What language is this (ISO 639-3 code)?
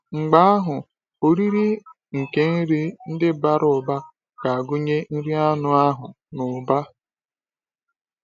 ibo